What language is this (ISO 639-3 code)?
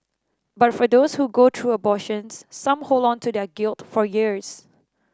eng